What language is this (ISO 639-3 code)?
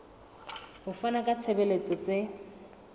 sot